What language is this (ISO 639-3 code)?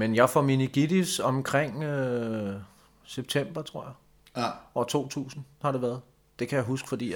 dan